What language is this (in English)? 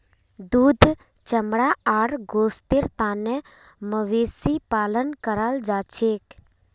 Magahi